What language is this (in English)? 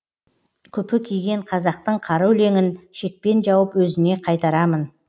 Kazakh